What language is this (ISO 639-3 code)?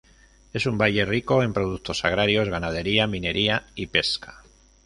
spa